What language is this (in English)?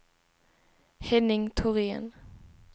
Swedish